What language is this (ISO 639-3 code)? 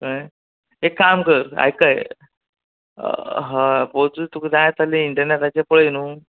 kok